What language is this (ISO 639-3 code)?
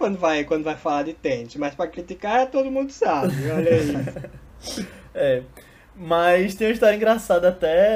por